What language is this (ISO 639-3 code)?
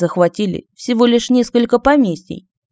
rus